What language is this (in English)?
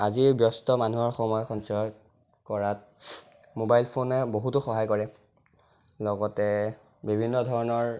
Assamese